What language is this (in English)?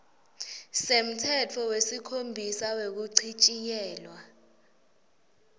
Swati